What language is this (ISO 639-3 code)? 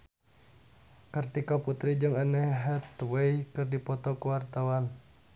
sun